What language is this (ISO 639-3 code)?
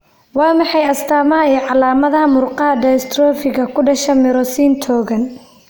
som